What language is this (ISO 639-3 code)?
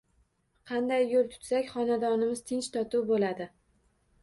uzb